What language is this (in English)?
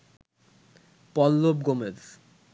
Bangla